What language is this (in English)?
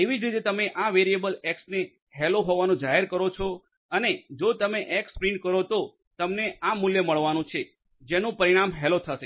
Gujarati